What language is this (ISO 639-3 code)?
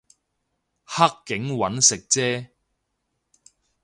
yue